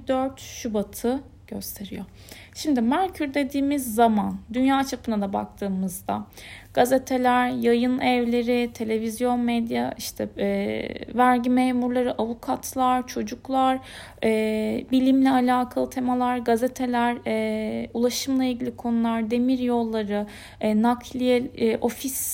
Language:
Turkish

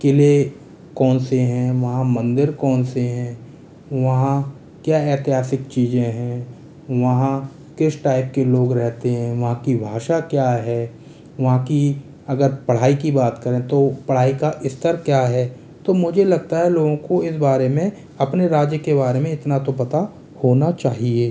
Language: Hindi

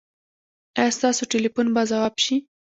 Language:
Pashto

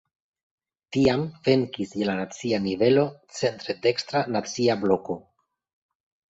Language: Esperanto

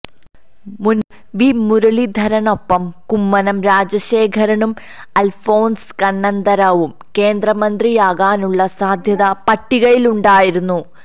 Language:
Malayalam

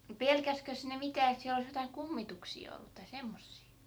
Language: Finnish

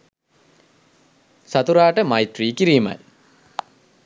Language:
Sinhala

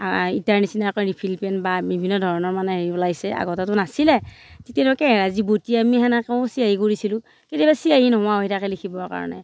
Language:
Assamese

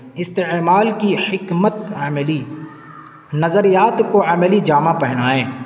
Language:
Urdu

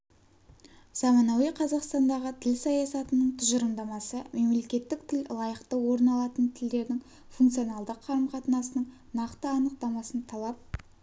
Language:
Kazakh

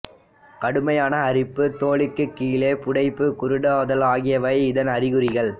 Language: Tamil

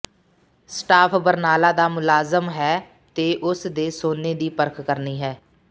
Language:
Punjabi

